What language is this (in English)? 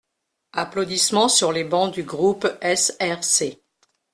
French